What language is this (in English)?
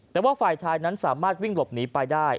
Thai